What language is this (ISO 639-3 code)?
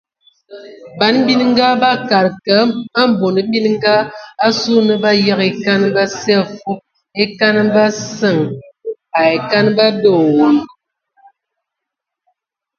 ewo